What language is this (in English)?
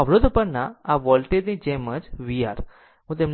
Gujarati